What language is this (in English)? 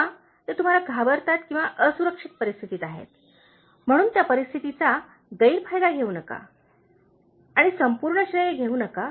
Marathi